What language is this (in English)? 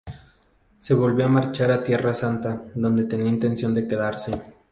Spanish